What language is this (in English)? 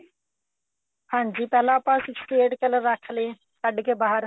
Punjabi